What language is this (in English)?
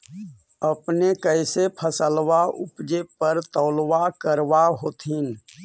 Magahi